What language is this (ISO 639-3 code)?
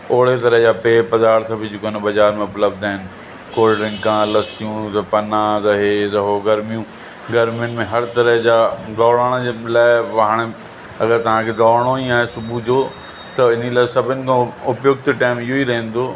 snd